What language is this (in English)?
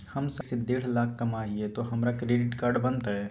Magahi